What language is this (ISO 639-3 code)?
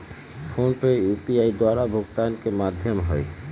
mag